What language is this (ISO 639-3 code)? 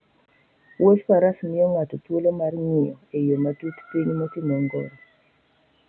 luo